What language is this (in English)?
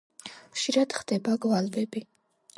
Georgian